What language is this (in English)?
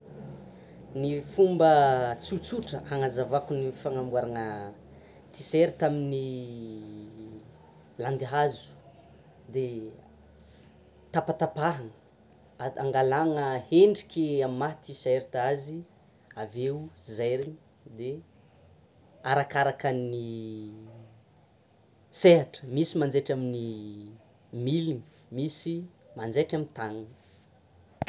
Tsimihety Malagasy